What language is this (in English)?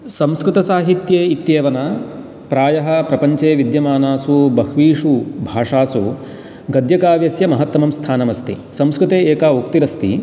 Sanskrit